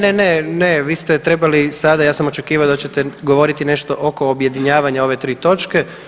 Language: Croatian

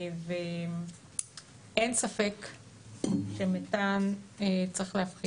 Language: Hebrew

